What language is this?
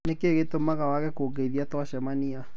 Kikuyu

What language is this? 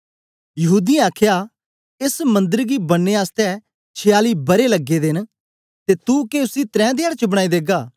Dogri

